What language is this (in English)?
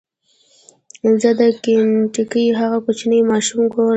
Pashto